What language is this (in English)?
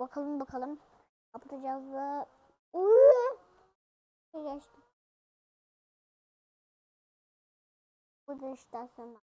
Turkish